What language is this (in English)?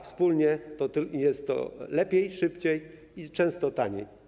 Polish